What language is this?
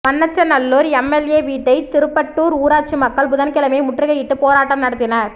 Tamil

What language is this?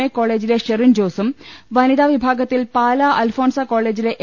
Malayalam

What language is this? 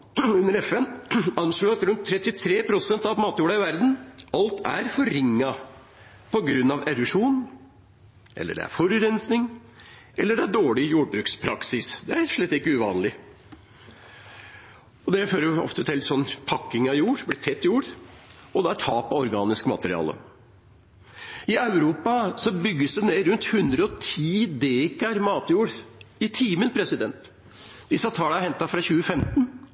Norwegian Bokmål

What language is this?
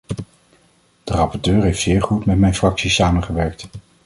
Dutch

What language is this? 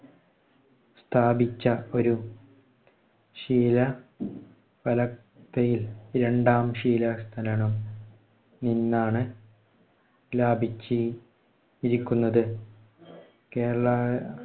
Malayalam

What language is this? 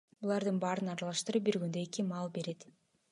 Kyrgyz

